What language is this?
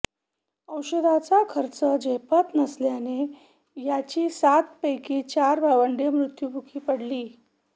Marathi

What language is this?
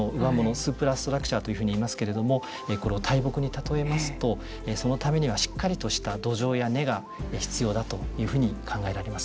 Japanese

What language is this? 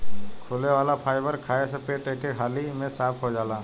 Bhojpuri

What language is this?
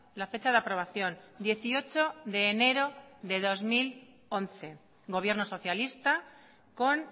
Spanish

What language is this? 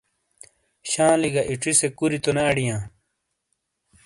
Shina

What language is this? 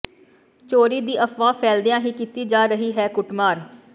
Punjabi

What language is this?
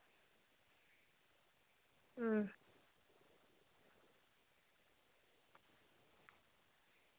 Dogri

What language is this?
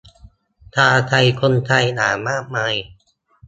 Thai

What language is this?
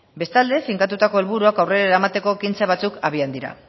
Basque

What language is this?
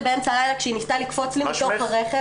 Hebrew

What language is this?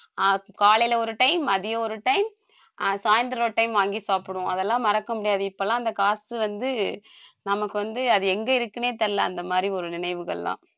Tamil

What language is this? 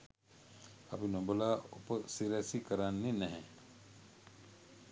Sinhala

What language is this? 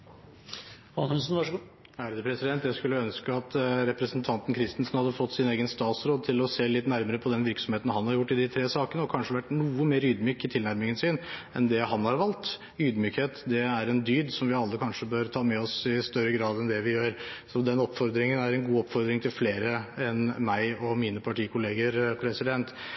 Norwegian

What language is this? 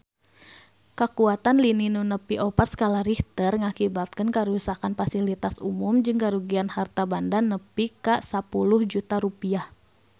Sundanese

